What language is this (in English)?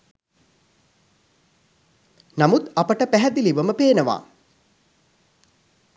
Sinhala